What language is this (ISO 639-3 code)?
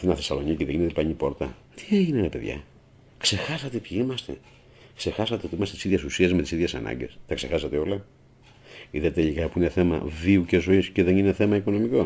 ell